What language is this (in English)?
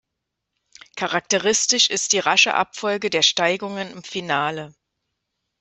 German